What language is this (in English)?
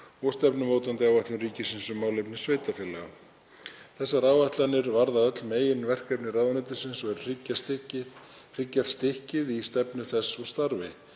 Icelandic